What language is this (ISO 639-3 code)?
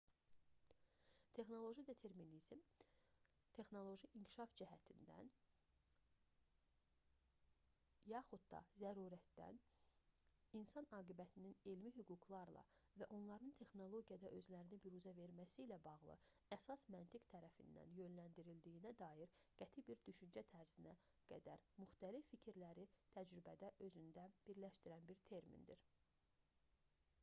aze